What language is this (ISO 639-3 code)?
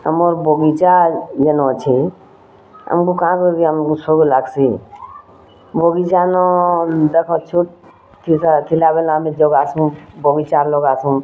ori